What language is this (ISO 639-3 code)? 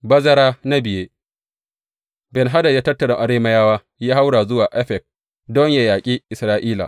hau